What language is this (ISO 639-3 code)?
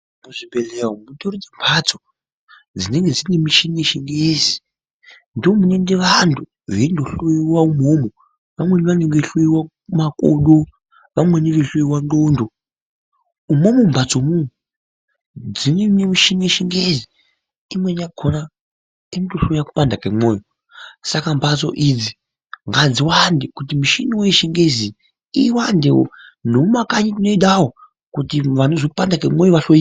ndc